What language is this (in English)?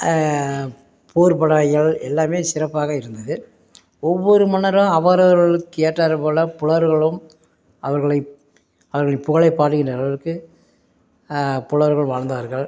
Tamil